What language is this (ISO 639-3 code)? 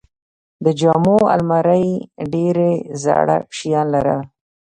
pus